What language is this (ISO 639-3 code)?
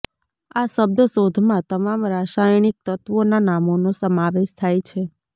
guj